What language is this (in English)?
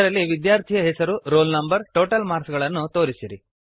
Kannada